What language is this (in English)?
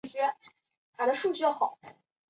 Chinese